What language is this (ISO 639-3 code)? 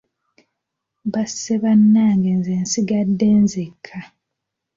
lug